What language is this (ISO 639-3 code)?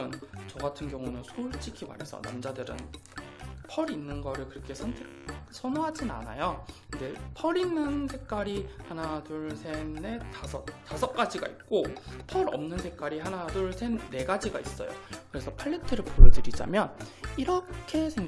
kor